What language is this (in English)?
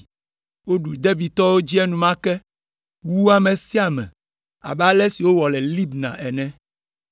Ewe